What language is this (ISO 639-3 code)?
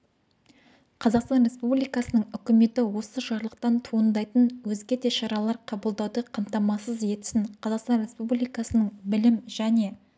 kaz